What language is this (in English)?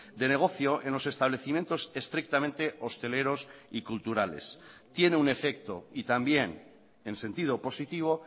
Spanish